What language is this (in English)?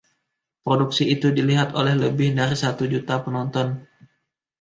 Indonesian